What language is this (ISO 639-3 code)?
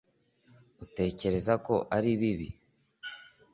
kin